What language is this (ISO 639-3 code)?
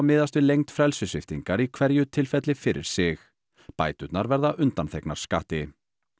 isl